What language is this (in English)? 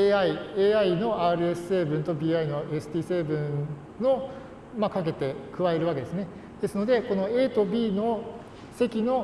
Japanese